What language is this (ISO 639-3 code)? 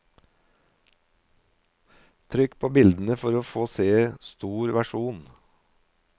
nor